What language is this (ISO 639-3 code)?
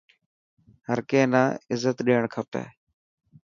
mki